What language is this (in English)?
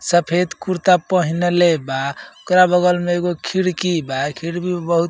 Bhojpuri